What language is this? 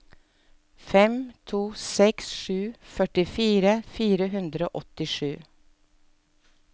Norwegian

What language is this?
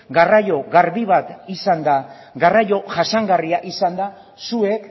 Basque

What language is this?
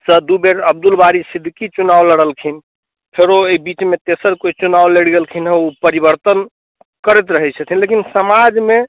Maithili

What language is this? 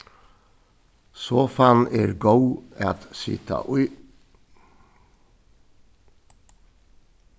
Faroese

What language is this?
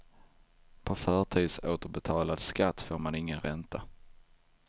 Swedish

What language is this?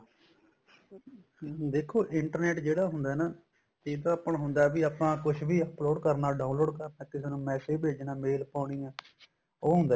Punjabi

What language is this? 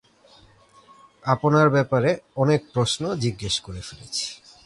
Bangla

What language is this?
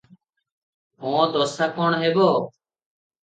Odia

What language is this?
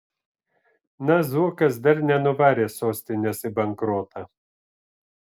Lithuanian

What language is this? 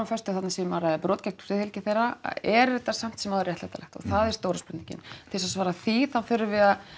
Icelandic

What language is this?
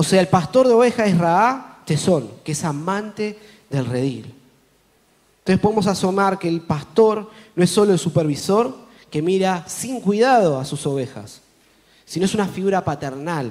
Spanish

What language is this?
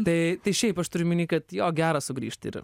Lithuanian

